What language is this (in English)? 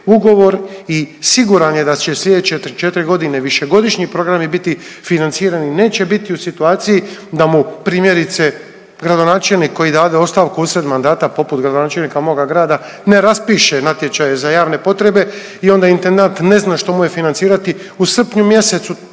Croatian